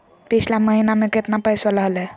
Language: Magahi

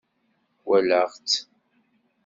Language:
Kabyle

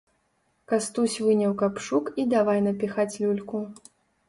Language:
Belarusian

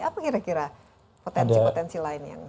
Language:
Indonesian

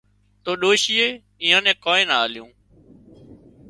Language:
Wadiyara Koli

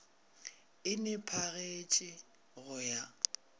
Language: Northern Sotho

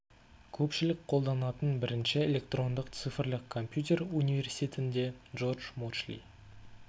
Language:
Kazakh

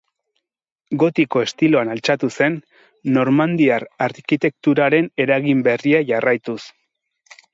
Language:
Basque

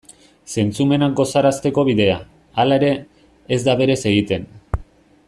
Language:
Basque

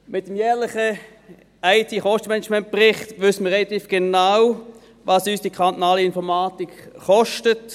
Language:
Swiss German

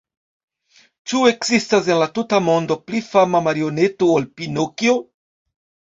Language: Esperanto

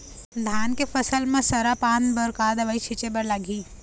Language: Chhattisgarhi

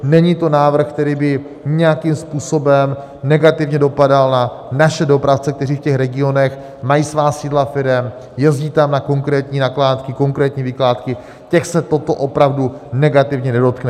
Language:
Czech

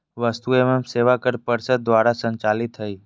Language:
Magahi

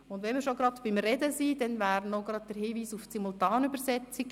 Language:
Swiss German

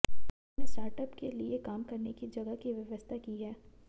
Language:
Hindi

